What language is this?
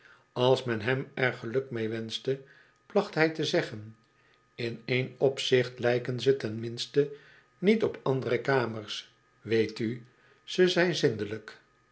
Dutch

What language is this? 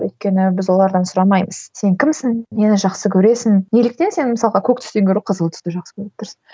Kazakh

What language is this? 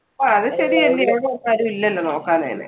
Malayalam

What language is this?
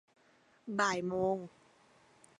Thai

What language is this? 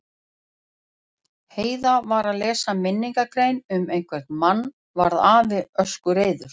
Icelandic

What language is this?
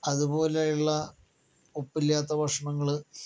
Malayalam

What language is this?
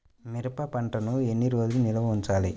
Telugu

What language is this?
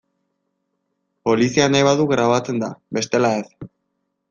Basque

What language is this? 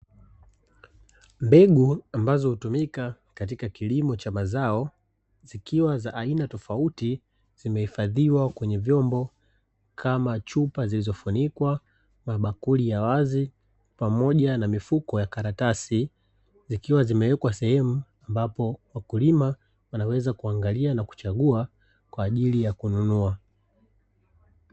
Swahili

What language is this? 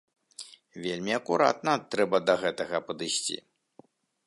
Belarusian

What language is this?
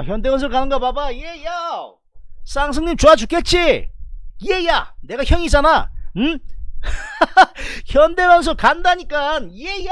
Korean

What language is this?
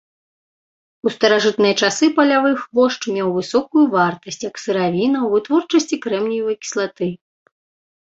Belarusian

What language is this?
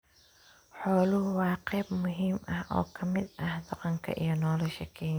Somali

